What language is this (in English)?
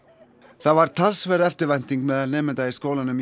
Icelandic